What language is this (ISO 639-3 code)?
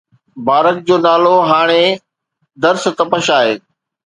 snd